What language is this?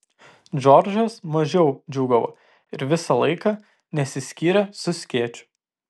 Lithuanian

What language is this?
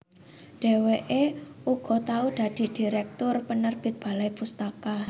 Javanese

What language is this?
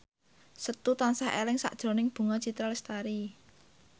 Javanese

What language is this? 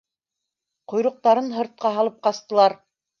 Bashkir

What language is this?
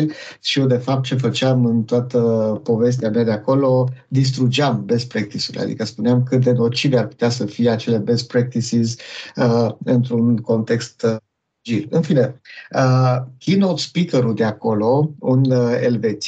Romanian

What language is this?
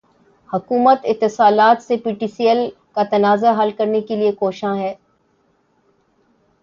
Urdu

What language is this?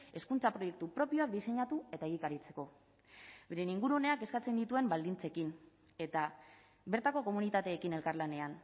Basque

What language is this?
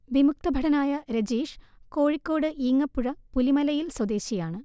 Malayalam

